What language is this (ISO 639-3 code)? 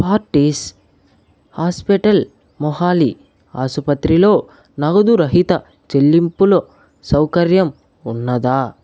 tel